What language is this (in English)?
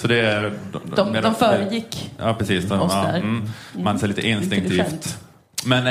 Swedish